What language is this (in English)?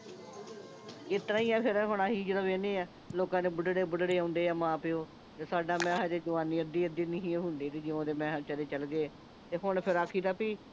Punjabi